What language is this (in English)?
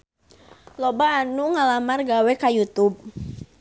Sundanese